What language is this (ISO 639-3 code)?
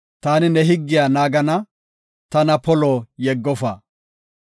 gof